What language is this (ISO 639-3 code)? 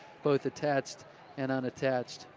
eng